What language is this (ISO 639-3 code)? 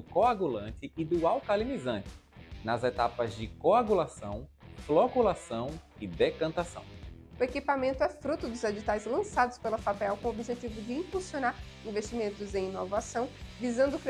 por